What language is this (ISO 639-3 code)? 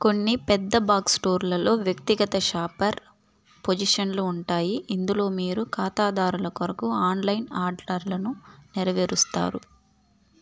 tel